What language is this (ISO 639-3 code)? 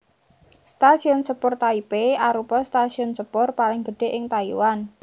jav